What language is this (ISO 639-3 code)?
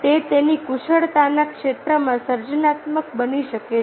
guj